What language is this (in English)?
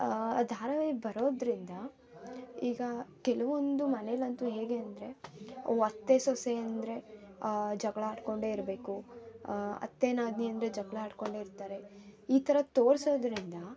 Kannada